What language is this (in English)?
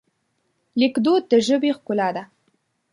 Pashto